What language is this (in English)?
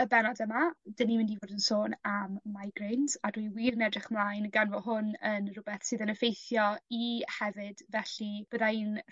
Welsh